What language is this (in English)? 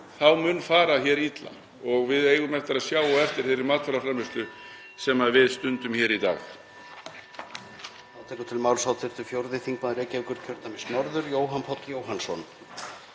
Icelandic